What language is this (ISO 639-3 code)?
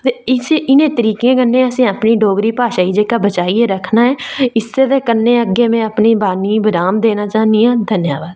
doi